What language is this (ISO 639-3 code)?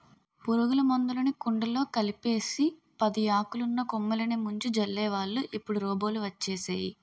tel